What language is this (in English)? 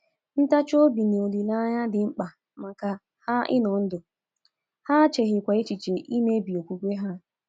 Igbo